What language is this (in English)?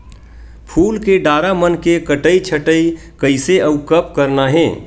Chhattisgarhi